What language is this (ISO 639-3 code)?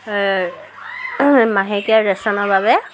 asm